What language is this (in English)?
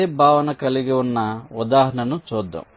Telugu